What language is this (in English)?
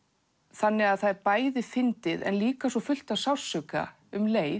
Icelandic